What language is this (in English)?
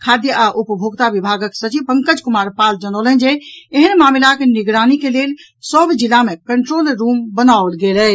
Maithili